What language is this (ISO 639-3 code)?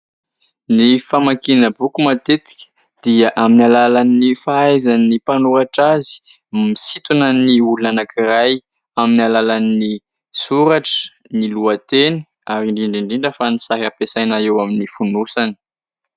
mlg